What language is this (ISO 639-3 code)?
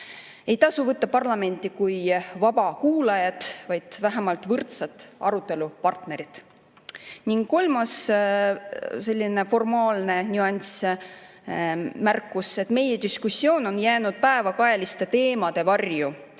est